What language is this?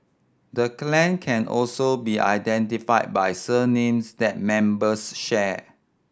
English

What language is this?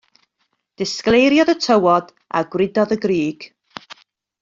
Welsh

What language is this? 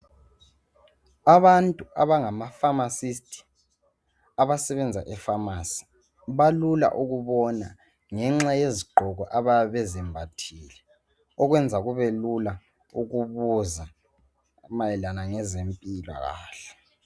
North Ndebele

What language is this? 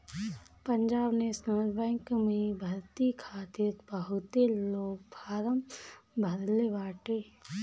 Bhojpuri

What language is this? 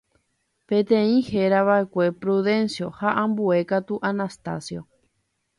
Guarani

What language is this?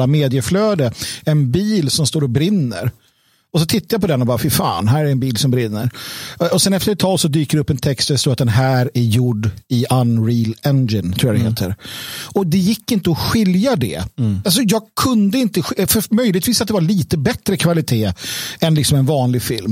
Swedish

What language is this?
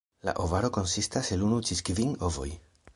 Esperanto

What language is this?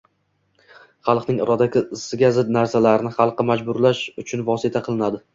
Uzbek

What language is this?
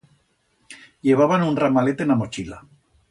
Aragonese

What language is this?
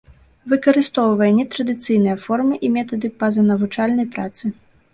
Belarusian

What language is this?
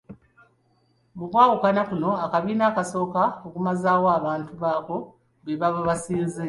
Ganda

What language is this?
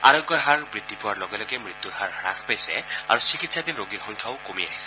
Assamese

